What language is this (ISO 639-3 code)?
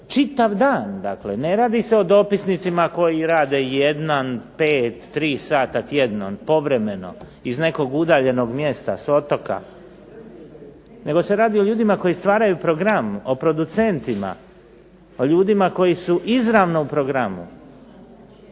hrv